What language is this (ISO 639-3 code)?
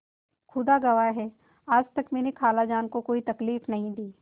hin